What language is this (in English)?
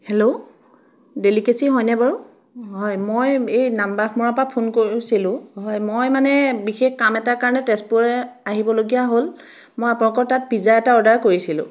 Assamese